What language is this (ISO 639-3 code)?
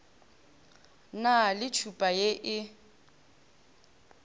nso